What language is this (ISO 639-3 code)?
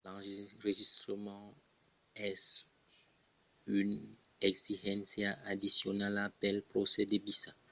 oci